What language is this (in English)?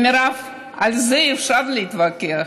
Hebrew